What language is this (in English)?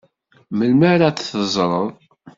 Kabyle